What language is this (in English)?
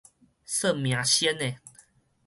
Min Nan Chinese